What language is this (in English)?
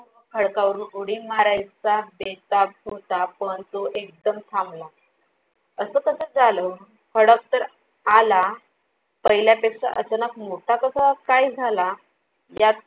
Marathi